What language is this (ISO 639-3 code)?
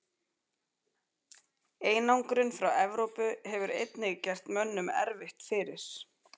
isl